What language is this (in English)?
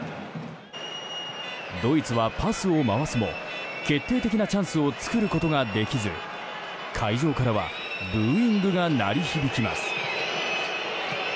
Japanese